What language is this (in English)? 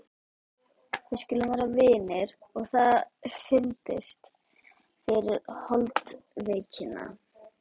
Icelandic